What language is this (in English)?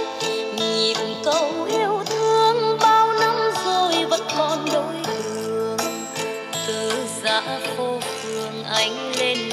Vietnamese